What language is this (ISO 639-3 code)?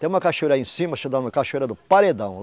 por